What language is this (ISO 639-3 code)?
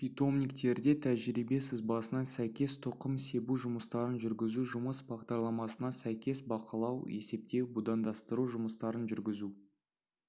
kaz